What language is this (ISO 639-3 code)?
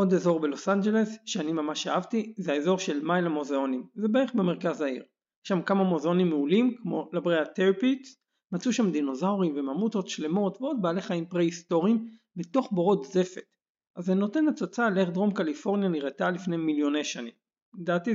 heb